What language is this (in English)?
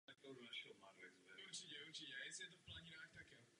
Czech